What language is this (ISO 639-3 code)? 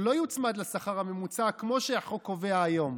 heb